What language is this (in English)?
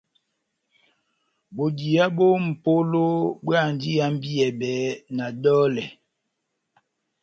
Batanga